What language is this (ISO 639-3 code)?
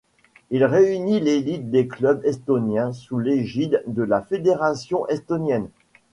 fra